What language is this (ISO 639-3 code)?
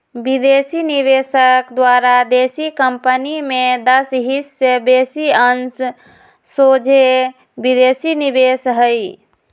mag